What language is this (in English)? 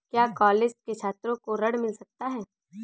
Hindi